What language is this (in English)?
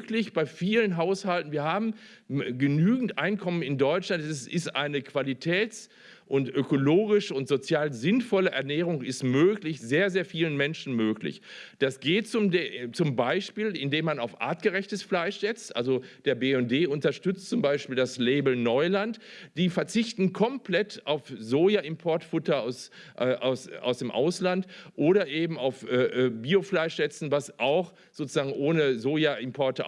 German